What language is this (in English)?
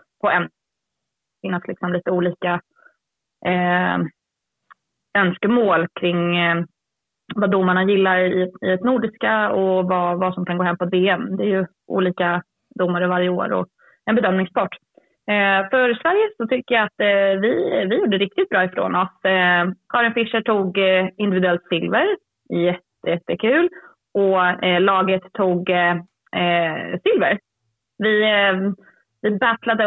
Swedish